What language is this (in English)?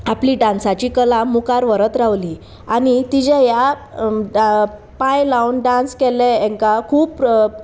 Konkani